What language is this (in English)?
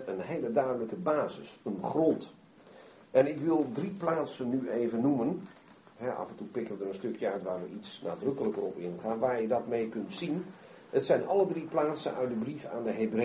Dutch